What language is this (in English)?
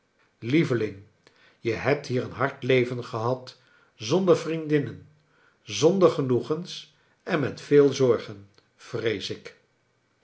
Dutch